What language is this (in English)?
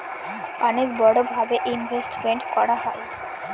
Bangla